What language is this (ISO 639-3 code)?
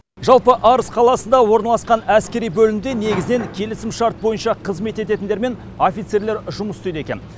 kaz